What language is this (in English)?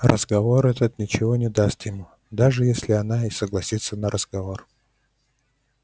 Russian